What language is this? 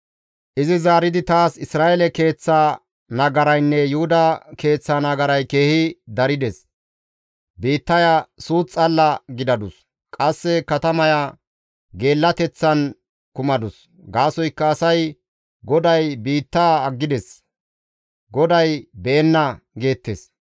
Gamo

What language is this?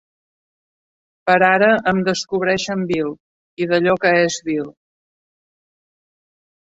Catalan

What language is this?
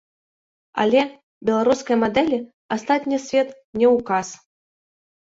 Belarusian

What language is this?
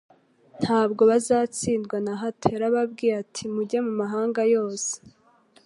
Kinyarwanda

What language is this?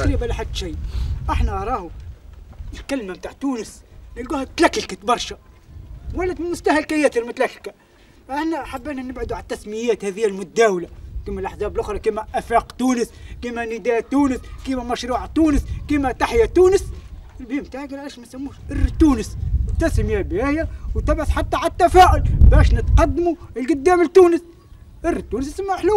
Arabic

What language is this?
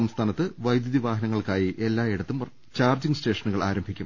Malayalam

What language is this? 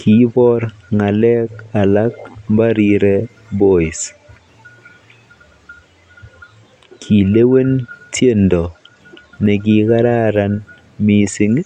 Kalenjin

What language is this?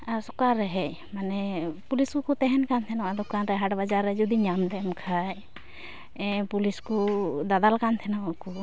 Santali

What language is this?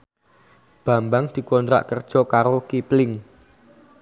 Javanese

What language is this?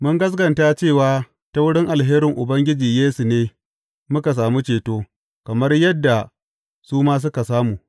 Hausa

